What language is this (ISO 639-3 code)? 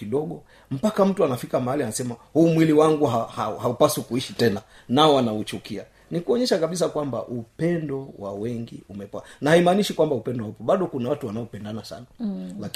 swa